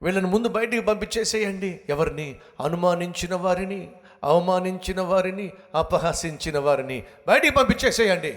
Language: Telugu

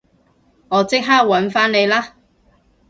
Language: Cantonese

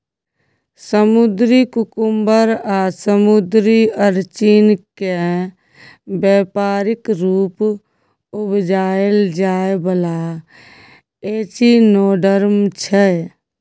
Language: Maithili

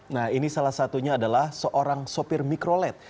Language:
Indonesian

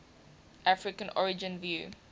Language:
English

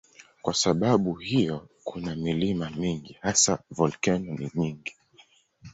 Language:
Swahili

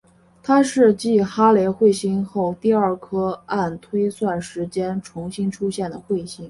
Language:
Chinese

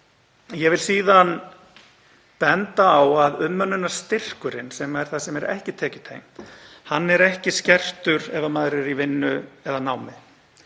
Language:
Icelandic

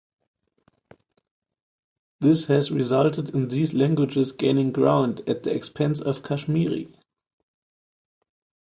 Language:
English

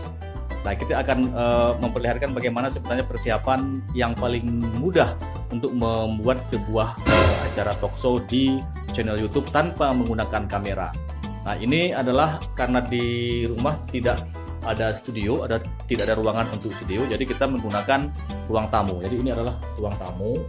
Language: Indonesian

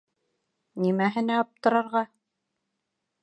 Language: Bashkir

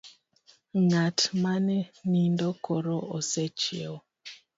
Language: Luo (Kenya and Tanzania)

